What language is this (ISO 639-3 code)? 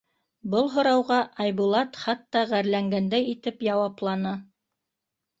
bak